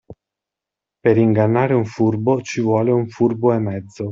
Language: Italian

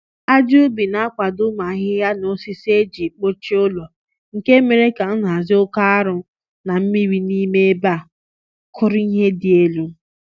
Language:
Igbo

